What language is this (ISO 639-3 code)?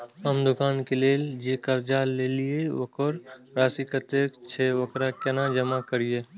mai